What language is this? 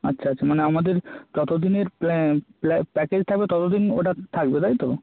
Bangla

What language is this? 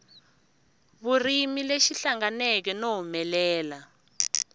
Tsonga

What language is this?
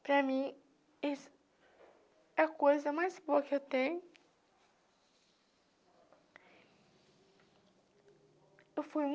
Portuguese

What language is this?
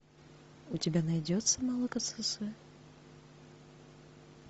Russian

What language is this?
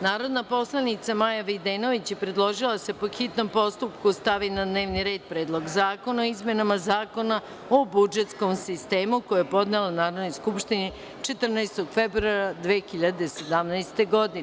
Serbian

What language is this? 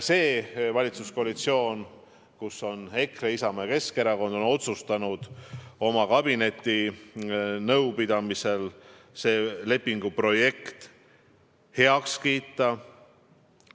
Estonian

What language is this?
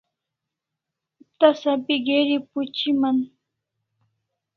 Kalasha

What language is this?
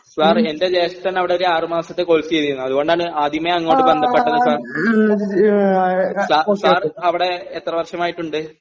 Malayalam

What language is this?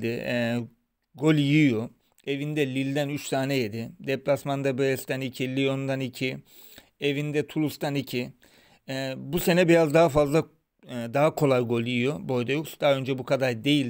Turkish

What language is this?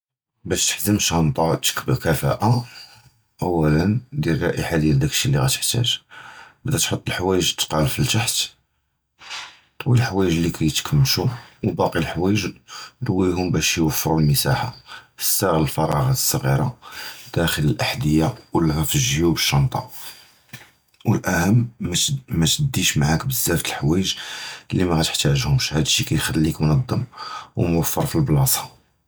Judeo-Arabic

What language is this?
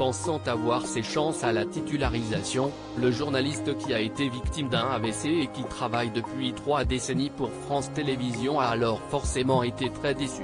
French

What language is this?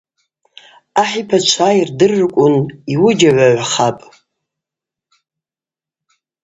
Abaza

